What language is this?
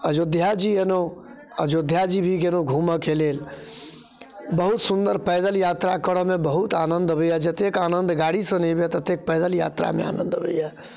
Maithili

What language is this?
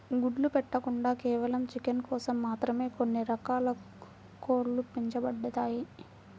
Telugu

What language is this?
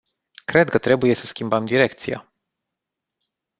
Romanian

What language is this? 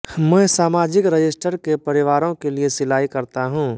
Hindi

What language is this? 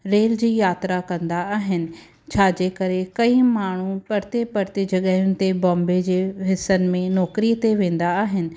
Sindhi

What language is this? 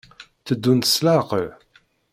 Kabyle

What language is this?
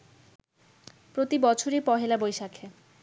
Bangla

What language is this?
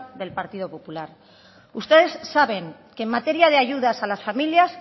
Spanish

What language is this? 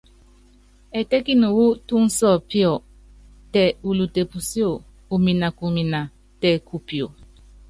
Yangben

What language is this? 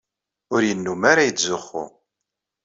Kabyle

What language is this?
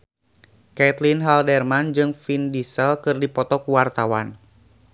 Sundanese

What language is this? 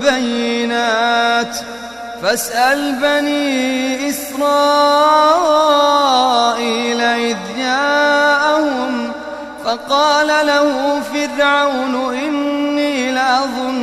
Arabic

